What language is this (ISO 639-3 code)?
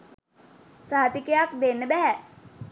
sin